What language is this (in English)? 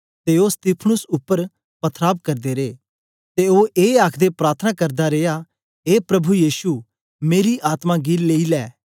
Dogri